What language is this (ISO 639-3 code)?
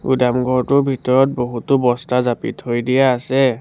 asm